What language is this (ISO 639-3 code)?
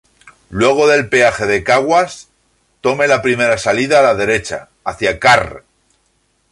spa